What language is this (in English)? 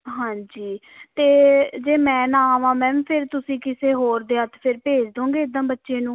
Punjabi